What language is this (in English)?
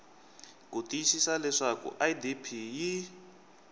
Tsonga